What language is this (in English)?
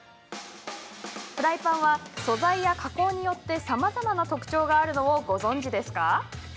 Japanese